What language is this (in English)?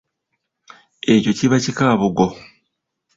Ganda